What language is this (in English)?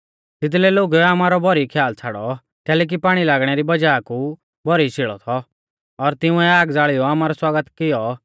Mahasu Pahari